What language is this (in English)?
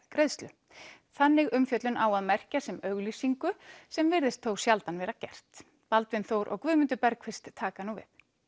Icelandic